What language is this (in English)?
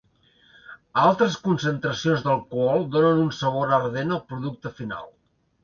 Catalan